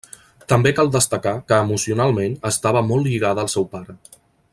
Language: Catalan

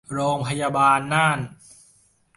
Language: Thai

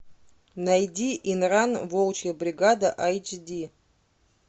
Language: Russian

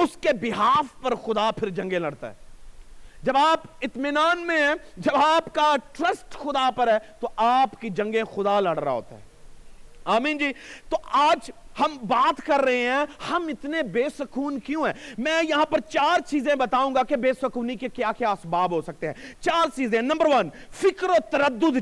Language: Urdu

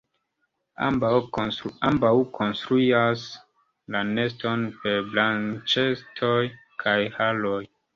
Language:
Esperanto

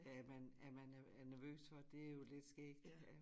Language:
Danish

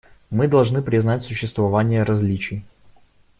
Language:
Russian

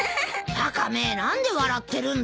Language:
Japanese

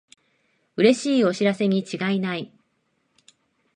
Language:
Japanese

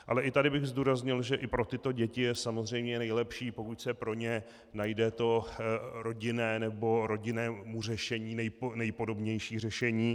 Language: Czech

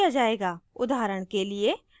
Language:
Hindi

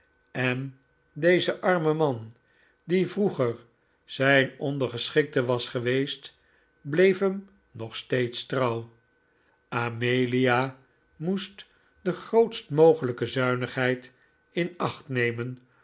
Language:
Dutch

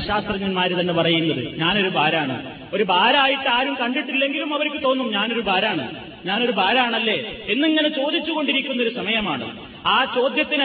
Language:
Malayalam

